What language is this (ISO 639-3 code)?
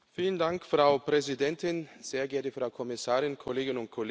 deu